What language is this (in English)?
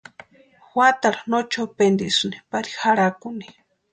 Western Highland Purepecha